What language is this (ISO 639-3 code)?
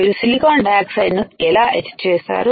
tel